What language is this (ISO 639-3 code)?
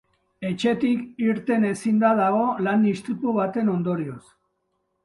eus